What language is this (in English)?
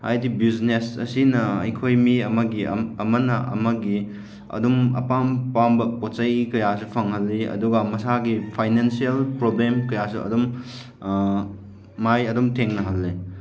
Manipuri